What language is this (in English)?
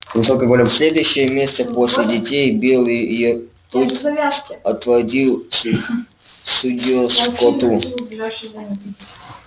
Russian